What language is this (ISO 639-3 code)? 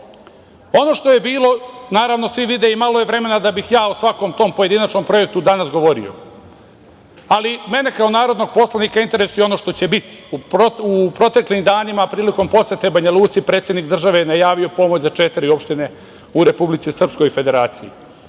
srp